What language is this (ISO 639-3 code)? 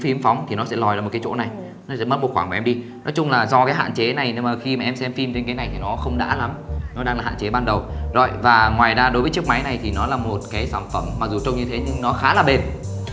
vie